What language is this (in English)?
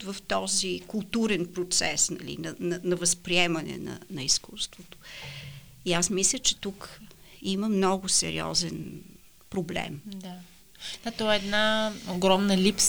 Bulgarian